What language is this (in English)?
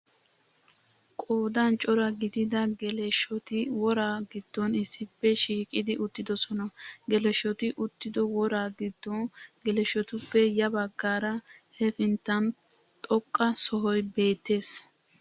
Wolaytta